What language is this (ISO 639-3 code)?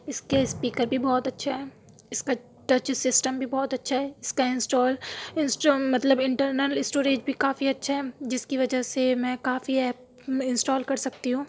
urd